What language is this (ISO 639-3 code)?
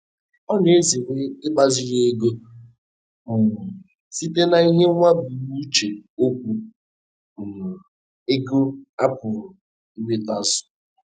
ibo